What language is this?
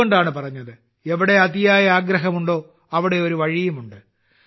Malayalam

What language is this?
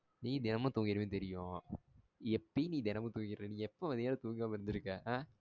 Tamil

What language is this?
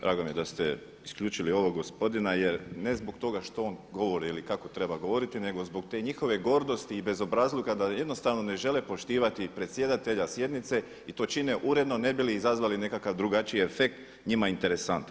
Croatian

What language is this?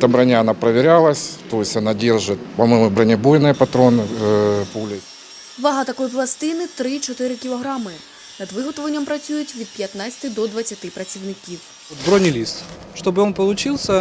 Ukrainian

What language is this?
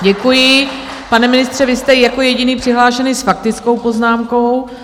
Czech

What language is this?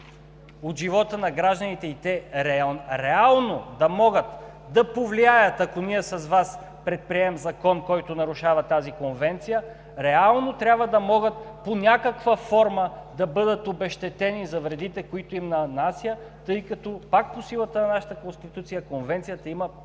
Bulgarian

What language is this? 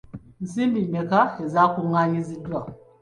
Ganda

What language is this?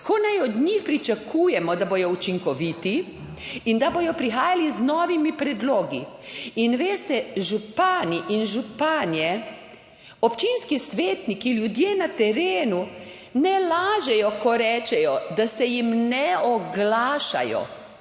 Slovenian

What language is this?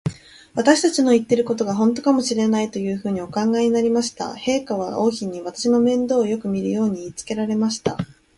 Japanese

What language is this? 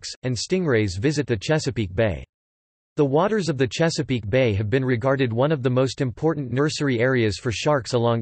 English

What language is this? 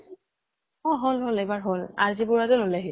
Assamese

